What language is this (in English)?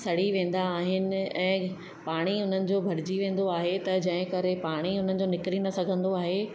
Sindhi